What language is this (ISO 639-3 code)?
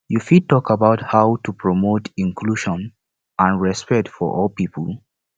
pcm